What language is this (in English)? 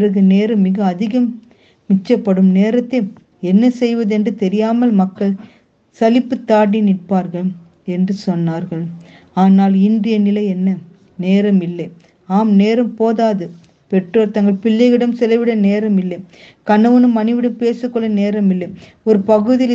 Tamil